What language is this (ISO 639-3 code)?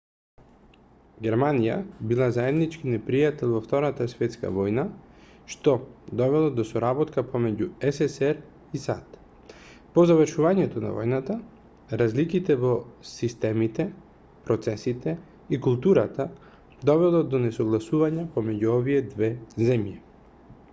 mkd